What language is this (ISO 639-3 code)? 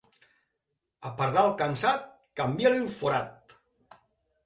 cat